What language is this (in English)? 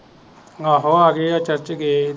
Punjabi